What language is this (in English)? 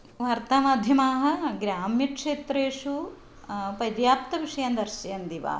Sanskrit